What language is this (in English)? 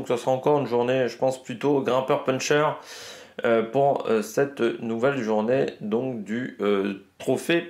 French